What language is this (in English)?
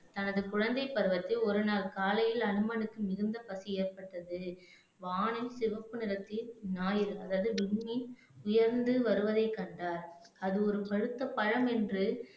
Tamil